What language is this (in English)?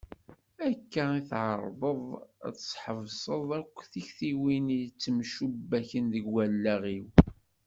Kabyle